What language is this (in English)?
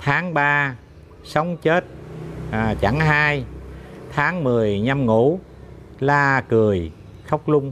Vietnamese